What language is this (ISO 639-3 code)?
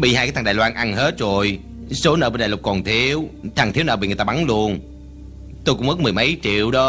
vie